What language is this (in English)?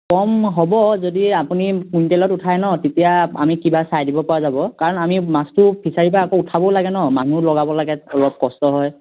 Assamese